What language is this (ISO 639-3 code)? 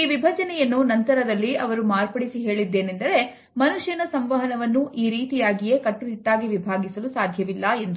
kan